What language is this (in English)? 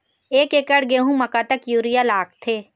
Chhattisgarhi